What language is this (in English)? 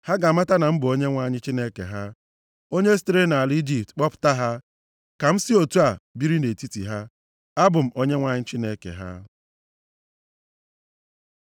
Igbo